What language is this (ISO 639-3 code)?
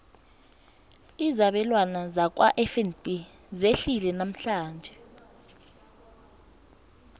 nbl